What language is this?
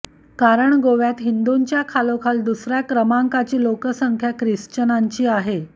Marathi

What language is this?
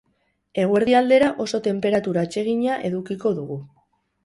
Basque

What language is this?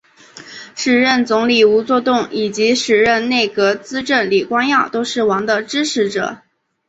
Chinese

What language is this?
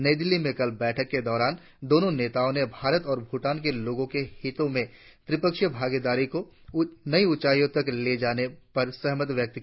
Hindi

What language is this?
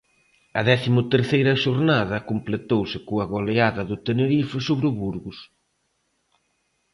Galician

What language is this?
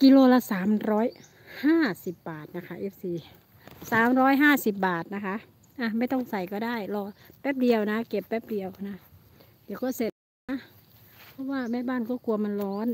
Thai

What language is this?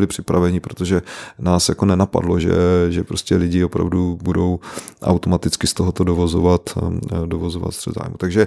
Czech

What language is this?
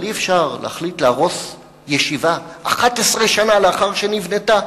Hebrew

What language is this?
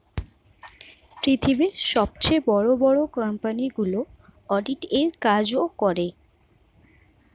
Bangla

